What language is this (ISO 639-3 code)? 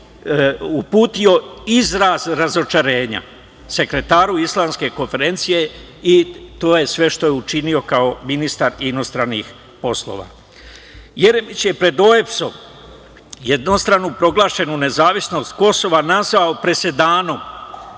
srp